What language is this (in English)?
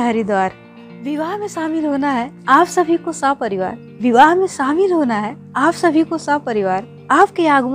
Hindi